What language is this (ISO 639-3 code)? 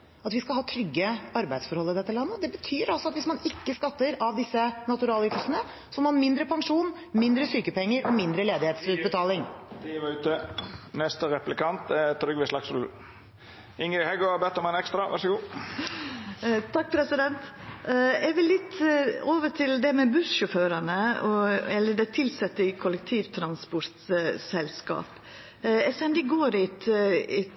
nor